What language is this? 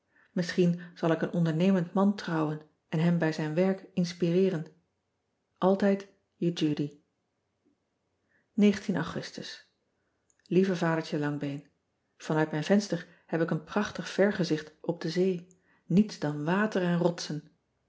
Dutch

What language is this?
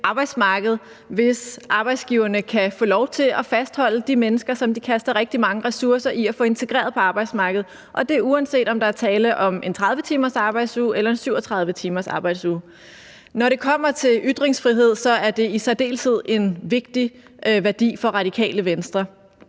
Danish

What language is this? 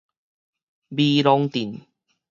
Min Nan Chinese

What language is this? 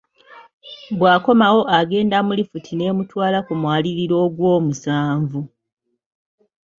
Ganda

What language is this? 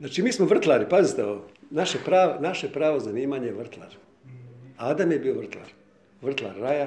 Croatian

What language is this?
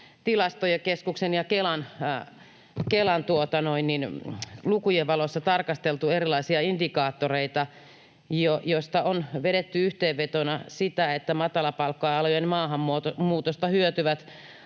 Finnish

